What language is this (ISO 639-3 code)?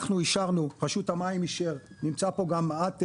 heb